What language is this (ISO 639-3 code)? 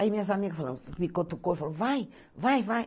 por